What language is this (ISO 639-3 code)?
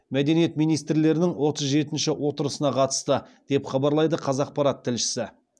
kaz